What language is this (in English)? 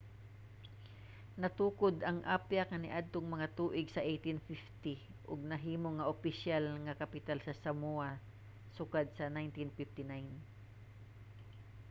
Cebuano